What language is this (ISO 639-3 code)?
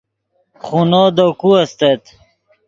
ydg